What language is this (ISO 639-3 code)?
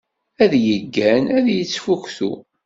kab